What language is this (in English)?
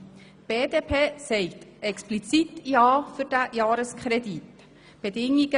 Swiss German